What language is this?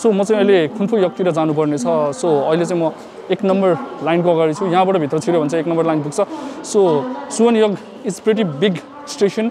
Korean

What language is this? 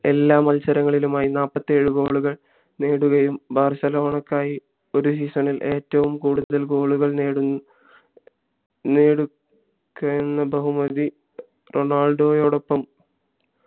Malayalam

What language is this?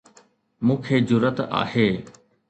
Sindhi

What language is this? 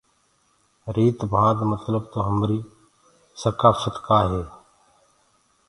Gurgula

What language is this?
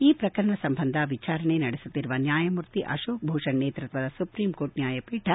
Kannada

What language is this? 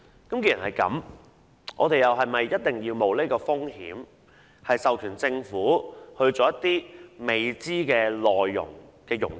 Cantonese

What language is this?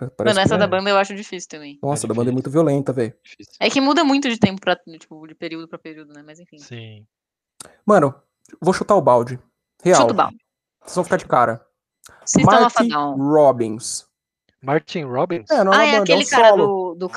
Portuguese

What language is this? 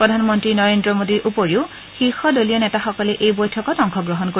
Assamese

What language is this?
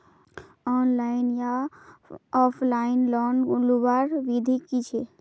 Magahi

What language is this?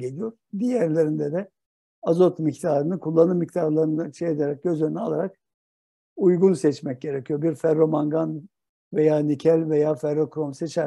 Turkish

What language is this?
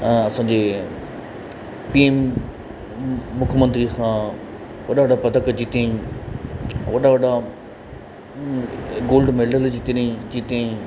Sindhi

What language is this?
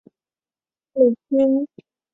Chinese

